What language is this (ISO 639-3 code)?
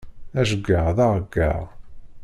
kab